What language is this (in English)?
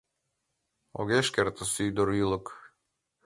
Mari